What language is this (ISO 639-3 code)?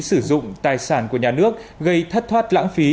vie